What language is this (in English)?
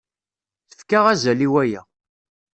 Kabyle